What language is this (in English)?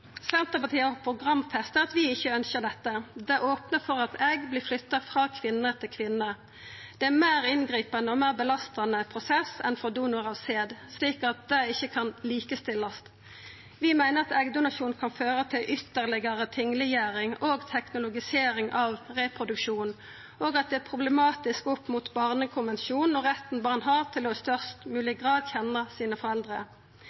Norwegian Nynorsk